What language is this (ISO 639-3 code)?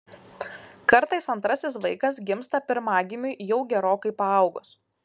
lit